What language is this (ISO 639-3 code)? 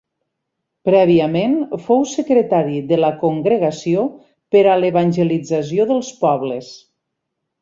cat